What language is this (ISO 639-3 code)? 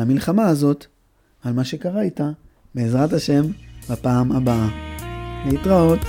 heb